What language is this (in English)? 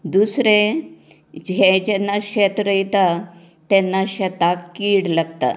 Konkani